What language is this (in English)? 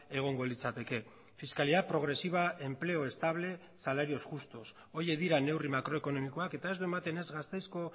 Basque